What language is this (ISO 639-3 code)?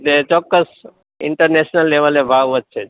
guj